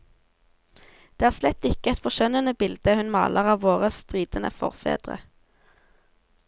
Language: Norwegian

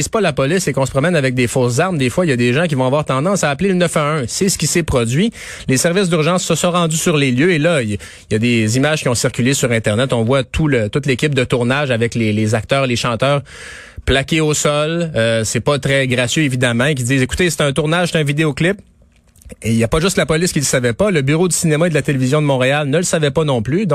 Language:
French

